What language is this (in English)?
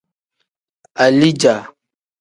Tem